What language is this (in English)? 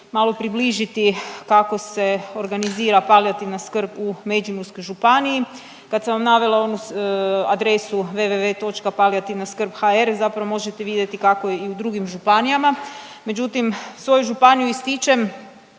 Croatian